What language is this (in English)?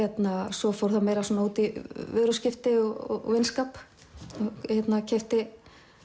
Icelandic